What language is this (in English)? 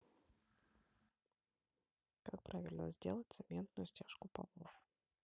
Russian